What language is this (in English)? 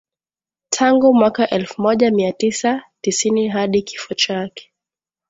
Swahili